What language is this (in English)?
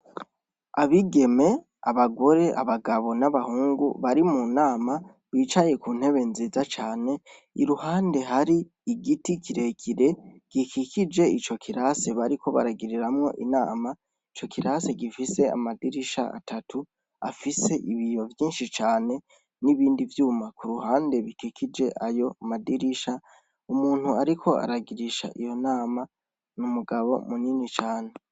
Rundi